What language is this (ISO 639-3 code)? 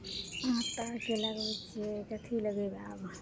mai